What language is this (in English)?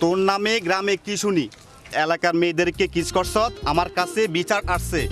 Bangla